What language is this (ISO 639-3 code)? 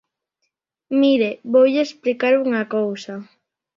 glg